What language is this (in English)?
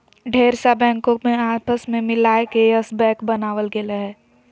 Magahi